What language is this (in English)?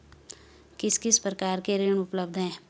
Hindi